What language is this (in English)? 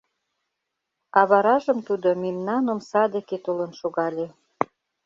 Mari